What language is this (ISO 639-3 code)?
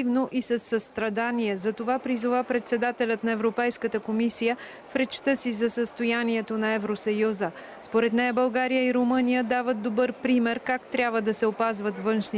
bul